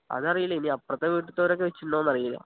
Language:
Malayalam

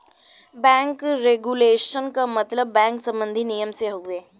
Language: Bhojpuri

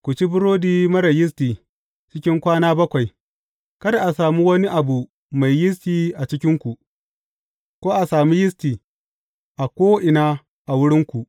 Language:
Hausa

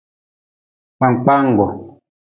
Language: Nawdm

